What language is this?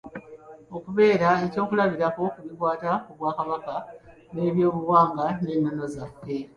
Ganda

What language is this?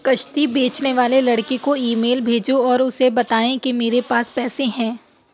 Urdu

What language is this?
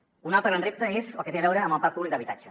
Catalan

